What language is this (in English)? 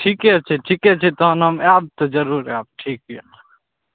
Maithili